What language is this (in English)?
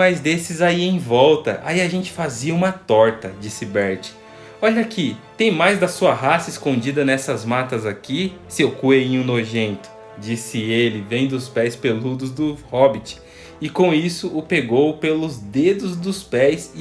Portuguese